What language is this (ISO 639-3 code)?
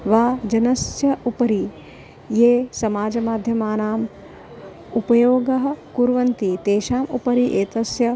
san